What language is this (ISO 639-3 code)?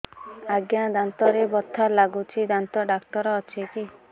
ori